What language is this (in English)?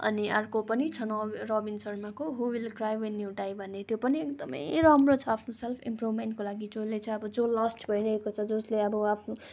Nepali